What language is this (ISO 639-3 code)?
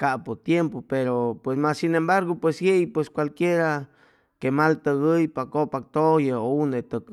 zoh